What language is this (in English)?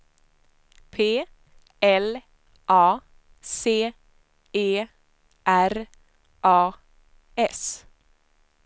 Swedish